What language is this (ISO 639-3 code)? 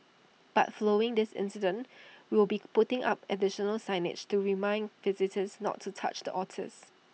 eng